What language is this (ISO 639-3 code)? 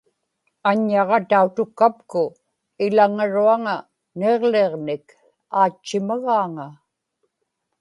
ipk